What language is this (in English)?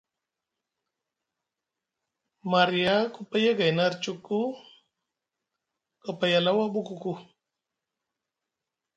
Musgu